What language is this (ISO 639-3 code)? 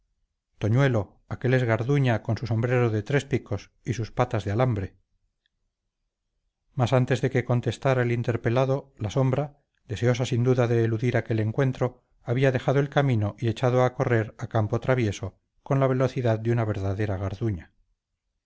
spa